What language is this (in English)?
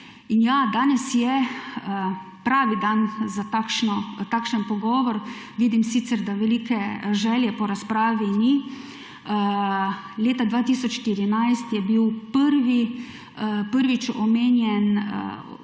Slovenian